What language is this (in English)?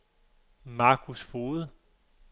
Danish